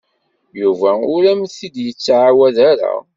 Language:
Kabyle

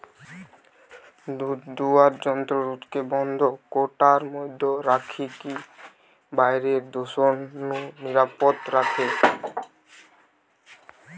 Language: Bangla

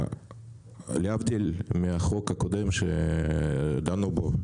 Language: Hebrew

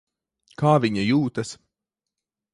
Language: Latvian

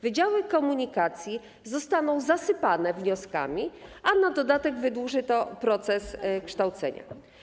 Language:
Polish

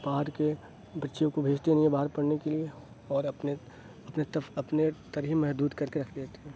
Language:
Urdu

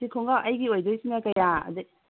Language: Manipuri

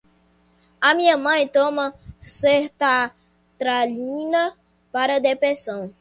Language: Portuguese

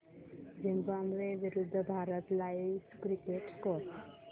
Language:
Marathi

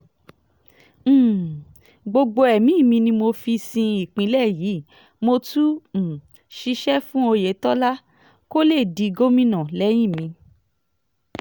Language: Yoruba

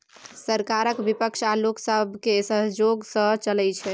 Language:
Maithili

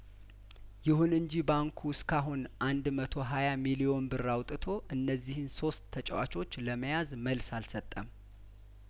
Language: Amharic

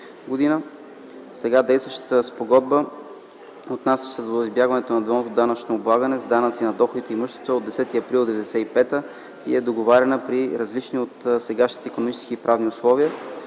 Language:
Bulgarian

